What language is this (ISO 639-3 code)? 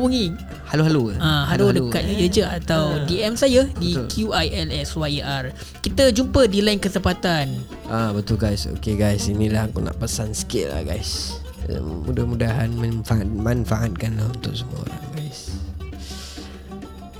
msa